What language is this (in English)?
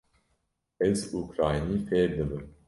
Kurdish